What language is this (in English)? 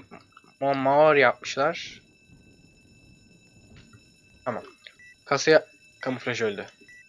Turkish